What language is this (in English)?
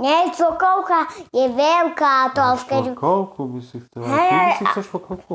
Slovak